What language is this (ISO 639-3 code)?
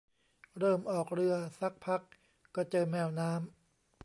tha